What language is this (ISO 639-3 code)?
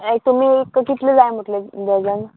kok